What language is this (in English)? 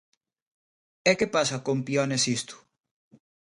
Galician